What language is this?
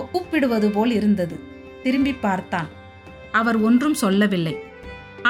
Tamil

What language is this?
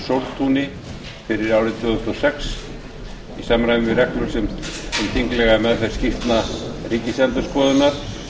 Icelandic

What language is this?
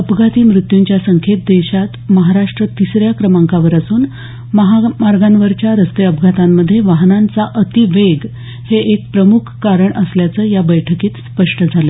Marathi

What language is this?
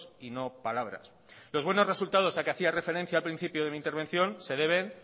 Spanish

